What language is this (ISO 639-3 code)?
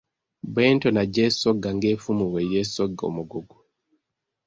lug